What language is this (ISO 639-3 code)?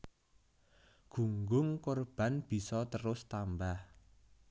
jav